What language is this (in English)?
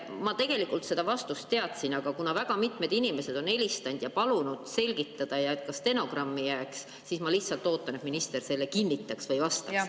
Estonian